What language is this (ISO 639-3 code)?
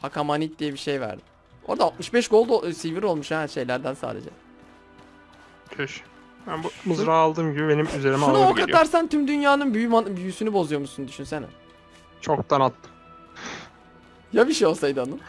tur